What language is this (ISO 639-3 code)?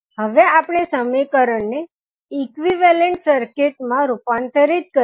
guj